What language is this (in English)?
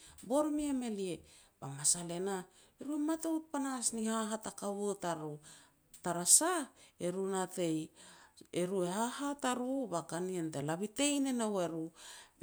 Petats